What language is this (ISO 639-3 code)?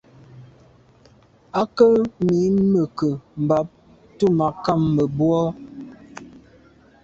byv